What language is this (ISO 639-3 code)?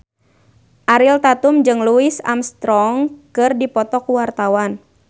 sun